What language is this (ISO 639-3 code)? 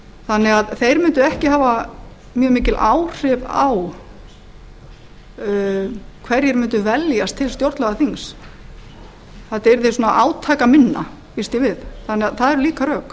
isl